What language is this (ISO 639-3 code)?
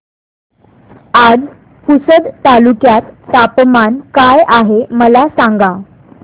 mar